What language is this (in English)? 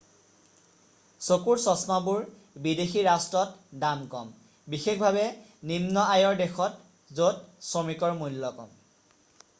Assamese